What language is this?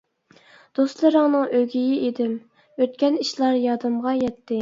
Uyghur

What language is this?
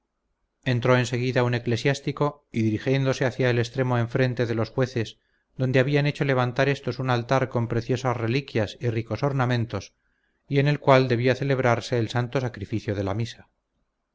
Spanish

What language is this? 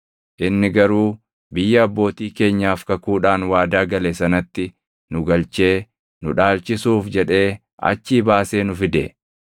Oromo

